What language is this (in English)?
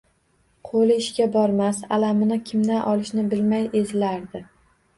Uzbek